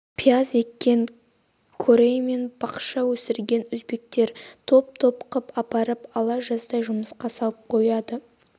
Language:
Kazakh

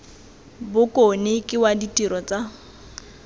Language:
Tswana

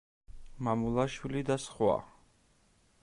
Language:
Georgian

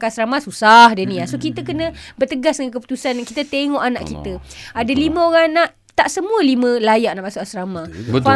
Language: Malay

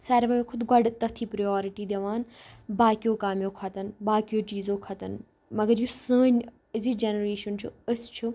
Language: Kashmiri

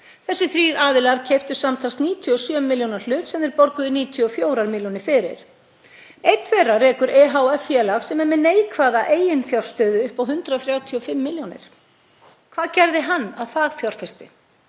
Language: Icelandic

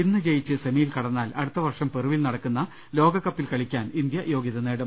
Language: Malayalam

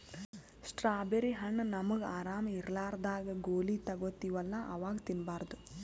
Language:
Kannada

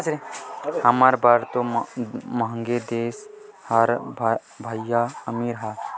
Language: Chhattisgarhi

